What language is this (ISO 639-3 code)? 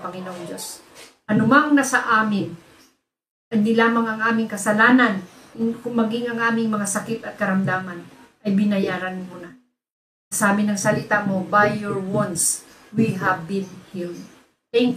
fil